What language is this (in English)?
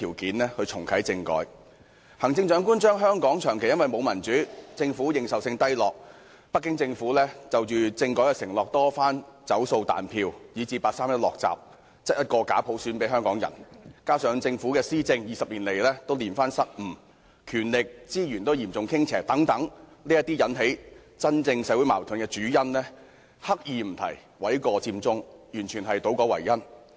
Cantonese